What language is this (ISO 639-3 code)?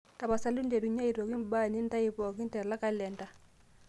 mas